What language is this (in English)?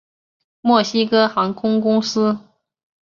Chinese